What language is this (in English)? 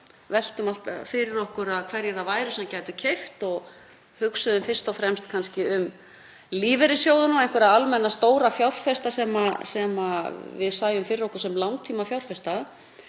Icelandic